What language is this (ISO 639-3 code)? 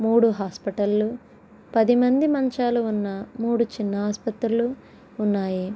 tel